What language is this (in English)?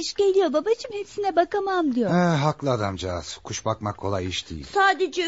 Turkish